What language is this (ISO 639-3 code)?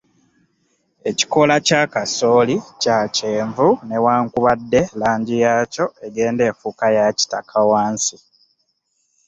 lug